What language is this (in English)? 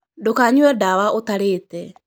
Kikuyu